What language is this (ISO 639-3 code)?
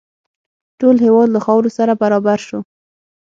pus